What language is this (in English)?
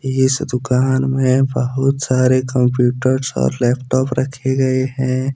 Hindi